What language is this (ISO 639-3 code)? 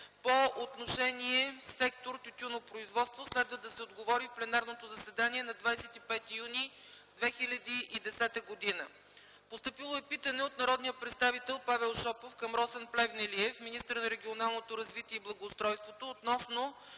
bul